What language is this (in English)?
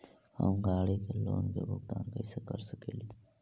Magahi